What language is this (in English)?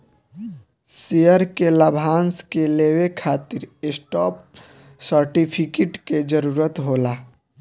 Bhojpuri